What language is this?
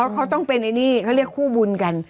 Thai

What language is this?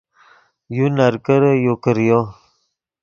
Yidgha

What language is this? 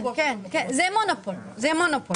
Hebrew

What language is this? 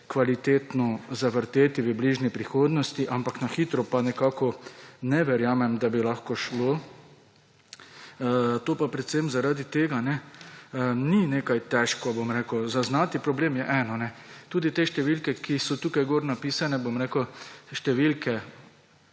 Slovenian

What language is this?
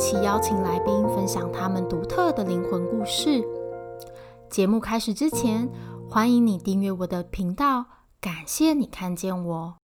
Chinese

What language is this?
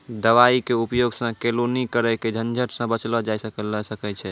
Maithili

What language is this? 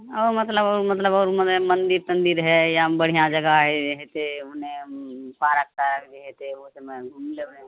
Maithili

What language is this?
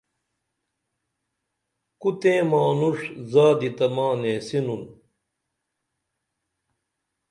Dameli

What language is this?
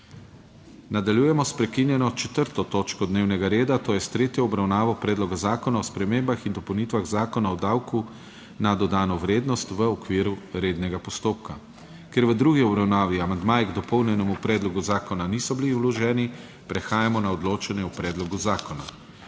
Slovenian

